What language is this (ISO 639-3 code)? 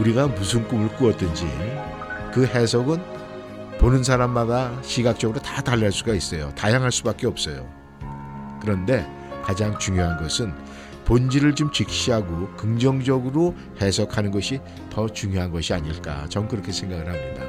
kor